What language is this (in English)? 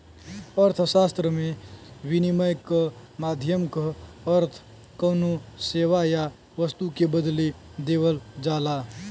Bhojpuri